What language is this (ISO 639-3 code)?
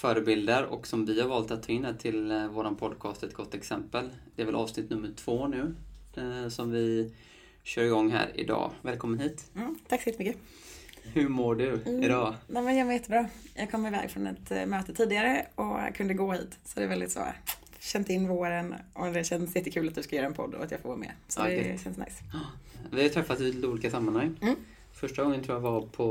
swe